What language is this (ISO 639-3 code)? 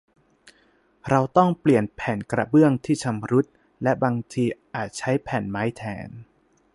tha